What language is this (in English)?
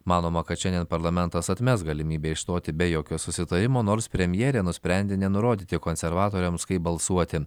Lithuanian